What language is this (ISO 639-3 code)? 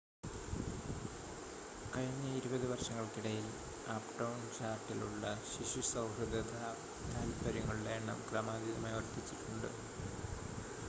mal